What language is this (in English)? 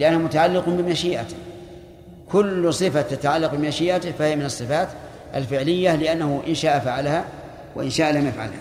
Arabic